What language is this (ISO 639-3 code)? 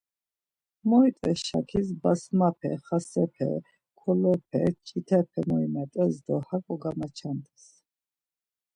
lzz